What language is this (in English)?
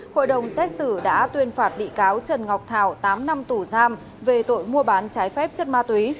Vietnamese